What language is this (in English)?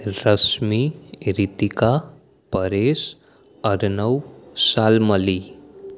Gujarati